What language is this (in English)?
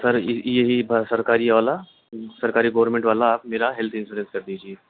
Urdu